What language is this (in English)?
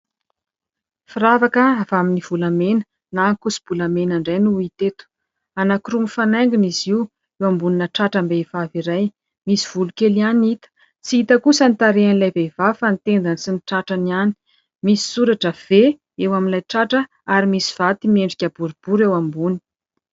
Malagasy